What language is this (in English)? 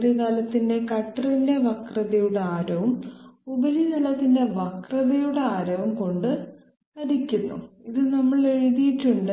Malayalam